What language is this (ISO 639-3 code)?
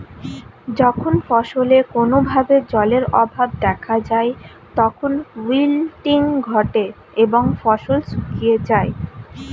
ben